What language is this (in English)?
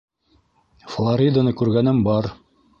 Bashkir